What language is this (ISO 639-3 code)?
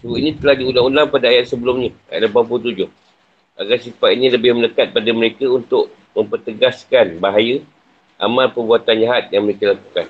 msa